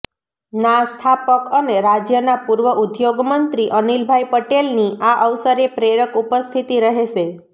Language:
Gujarati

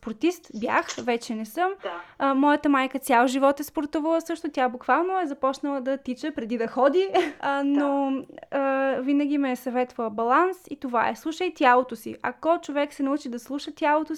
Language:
Bulgarian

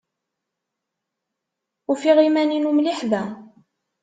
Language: Kabyle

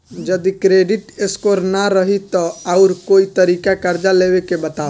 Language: Bhojpuri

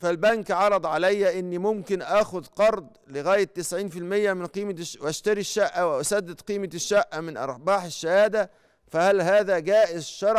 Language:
Arabic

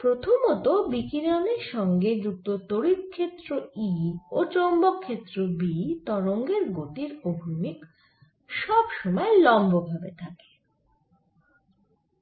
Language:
Bangla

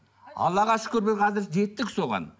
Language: Kazakh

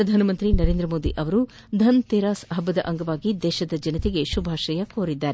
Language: Kannada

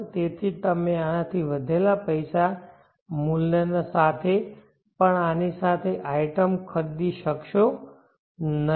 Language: Gujarati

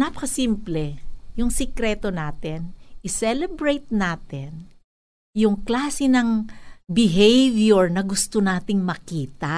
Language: Filipino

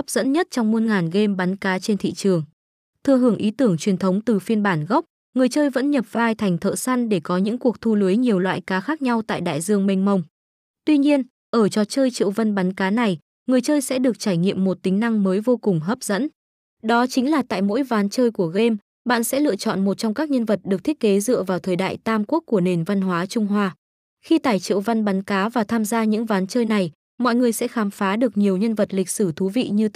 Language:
Vietnamese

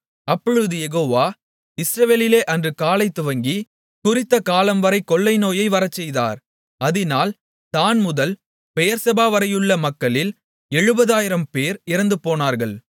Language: Tamil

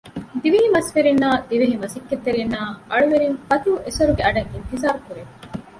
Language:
Divehi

